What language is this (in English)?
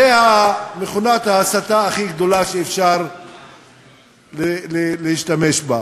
Hebrew